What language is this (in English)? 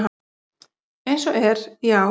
Icelandic